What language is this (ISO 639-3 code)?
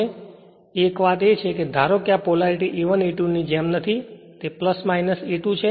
guj